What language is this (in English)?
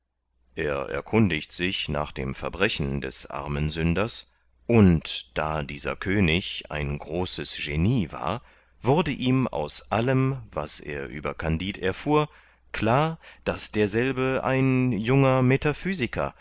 German